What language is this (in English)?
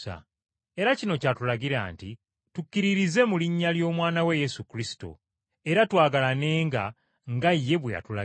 Ganda